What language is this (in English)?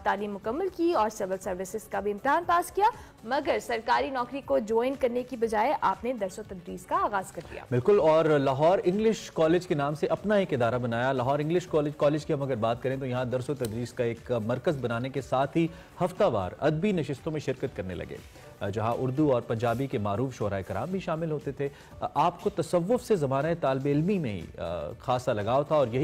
Hindi